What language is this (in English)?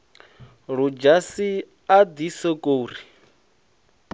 Venda